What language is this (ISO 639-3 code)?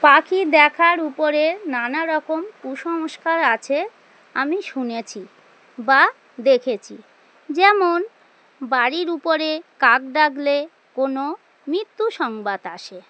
ben